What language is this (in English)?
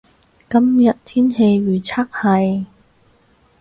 Cantonese